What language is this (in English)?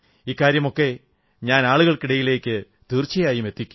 Malayalam